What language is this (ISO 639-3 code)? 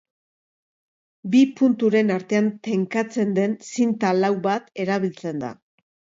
eus